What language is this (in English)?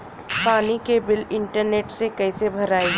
Bhojpuri